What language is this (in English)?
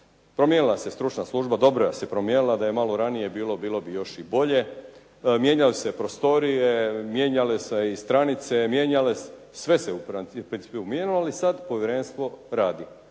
Croatian